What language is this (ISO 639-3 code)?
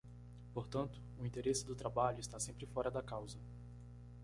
por